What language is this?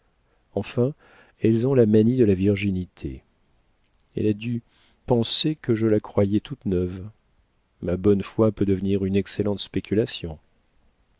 French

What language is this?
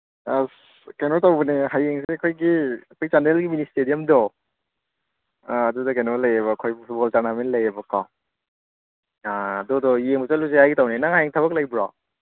Manipuri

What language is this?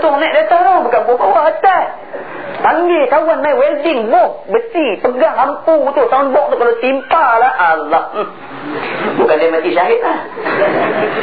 Malay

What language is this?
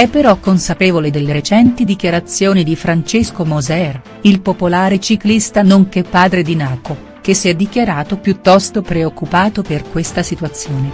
Italian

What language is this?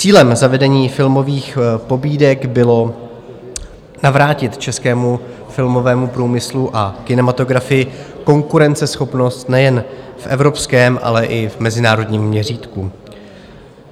Czech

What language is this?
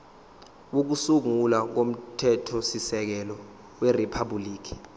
Zulu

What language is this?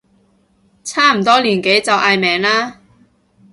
Cantonese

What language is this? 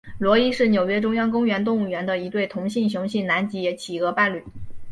Chinese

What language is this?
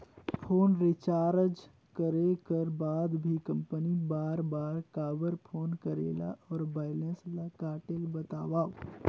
Chhattisgarhi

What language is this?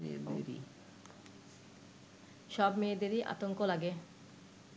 Bangla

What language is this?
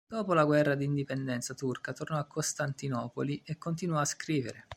Italian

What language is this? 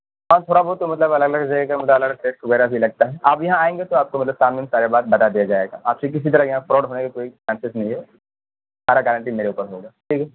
Urdu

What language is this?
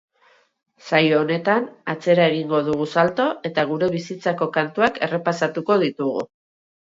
Basque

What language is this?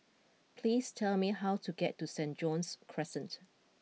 English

